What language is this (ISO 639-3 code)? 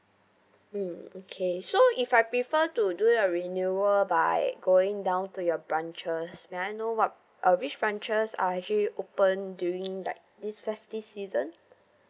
eng